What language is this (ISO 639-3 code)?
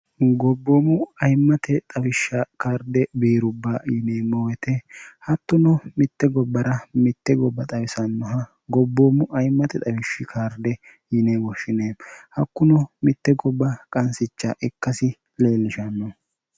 sid